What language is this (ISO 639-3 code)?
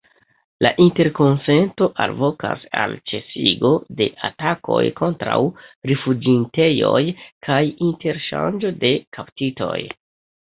epo